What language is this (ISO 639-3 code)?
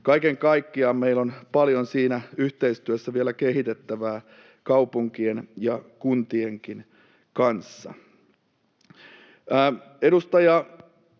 fin